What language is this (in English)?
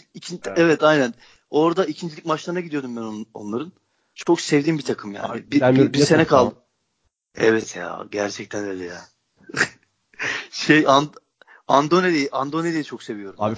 Turkish